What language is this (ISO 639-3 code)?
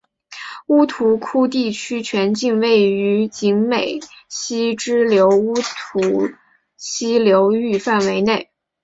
zho